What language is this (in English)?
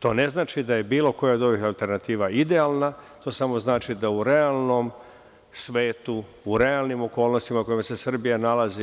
Serbian